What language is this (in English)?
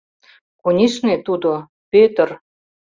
Mari